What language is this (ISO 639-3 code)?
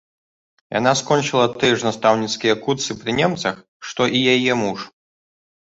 bel